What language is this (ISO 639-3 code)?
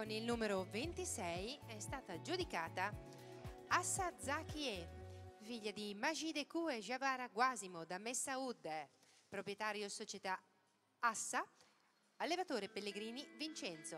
ita